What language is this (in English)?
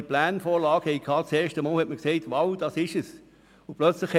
Swiss German